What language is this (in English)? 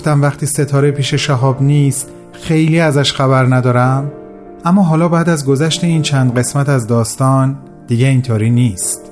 Persian